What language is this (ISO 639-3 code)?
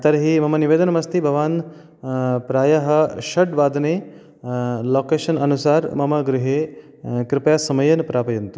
san